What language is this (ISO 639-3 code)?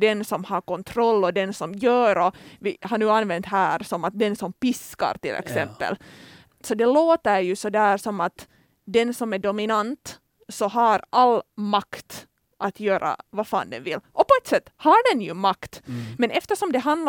swe